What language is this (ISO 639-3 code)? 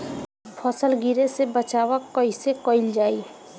bho